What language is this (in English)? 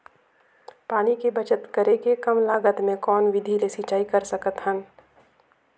Chhattisgarhi